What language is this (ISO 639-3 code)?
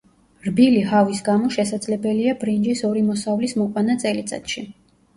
kat